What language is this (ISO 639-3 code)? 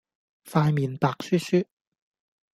yue